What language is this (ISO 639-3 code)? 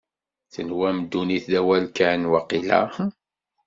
kab